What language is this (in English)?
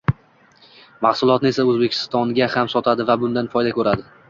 Uzbek